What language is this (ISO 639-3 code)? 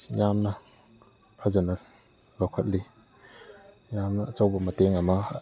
mni